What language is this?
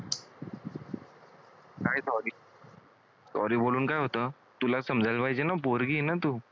Marathi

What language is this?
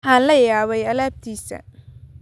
Somali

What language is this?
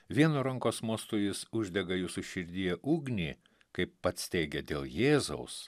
Lithuanian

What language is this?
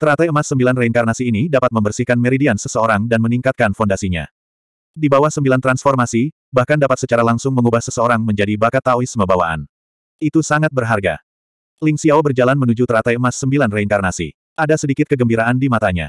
Indonesian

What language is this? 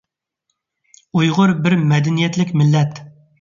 Uyghur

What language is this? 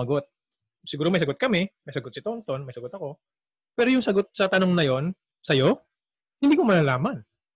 Filipino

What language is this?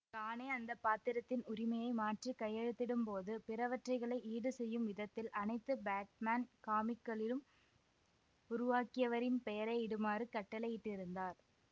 Tamil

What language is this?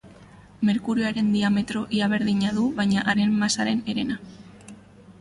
Basque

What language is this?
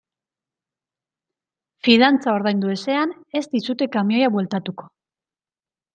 Basque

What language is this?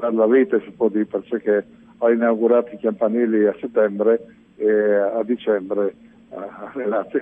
Italian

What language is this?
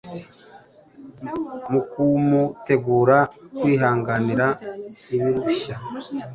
Kinyarwanda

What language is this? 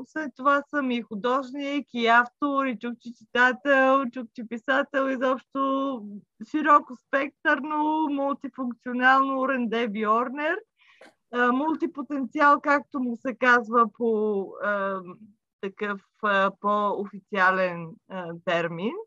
Bulgarian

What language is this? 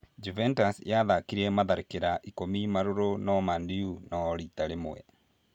Kikuyu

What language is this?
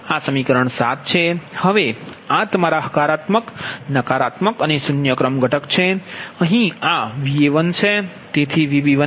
Gujarati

